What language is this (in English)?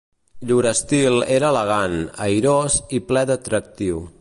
Catalan